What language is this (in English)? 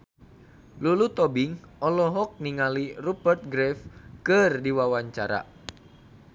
Sundanese